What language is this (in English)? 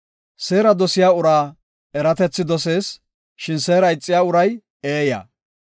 Gofa